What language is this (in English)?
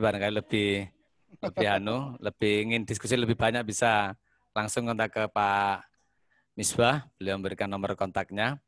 Indonesian